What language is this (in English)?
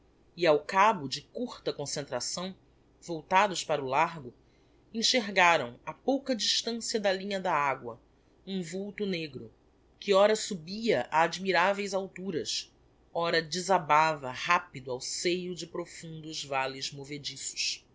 Portuguese